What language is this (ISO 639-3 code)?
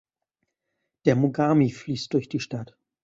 deu